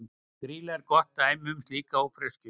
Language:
Icelandic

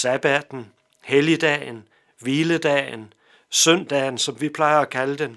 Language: Danish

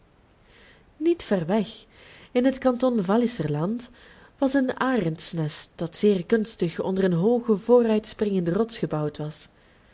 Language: Dutch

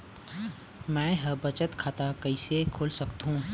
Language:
Chhattisgarhi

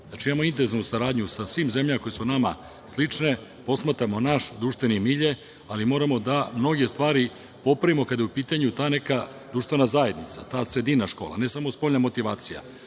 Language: Serbian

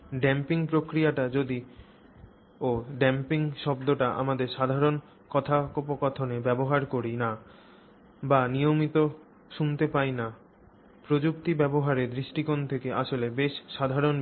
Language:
Bangla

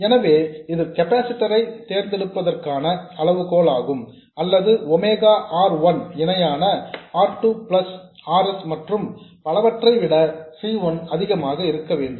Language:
Tamil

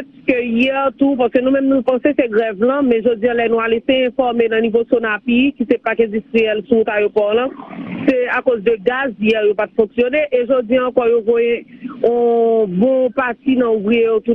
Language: French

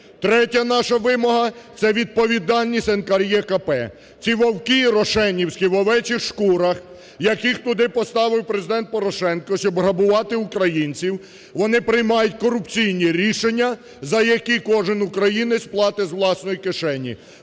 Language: Ukrainian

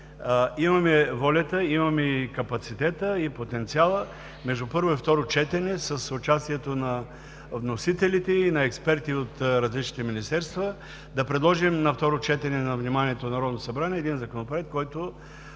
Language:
Bulgarian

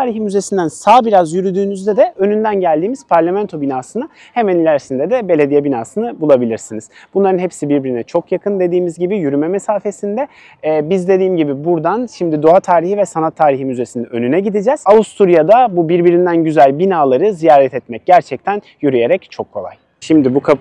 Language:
Turkish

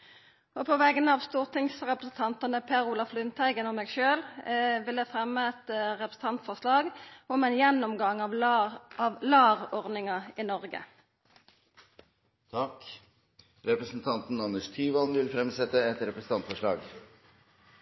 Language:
Norwegian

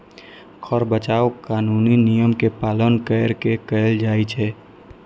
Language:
Maithili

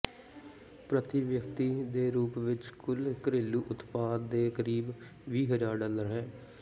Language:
Punjabi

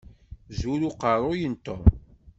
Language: Kabyle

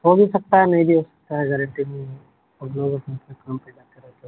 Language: Urdu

